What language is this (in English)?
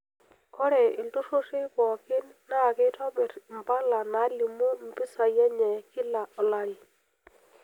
Masai